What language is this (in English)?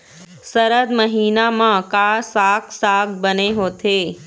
Chhattisgarhi